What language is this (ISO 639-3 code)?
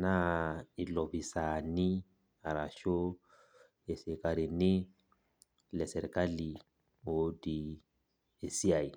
mas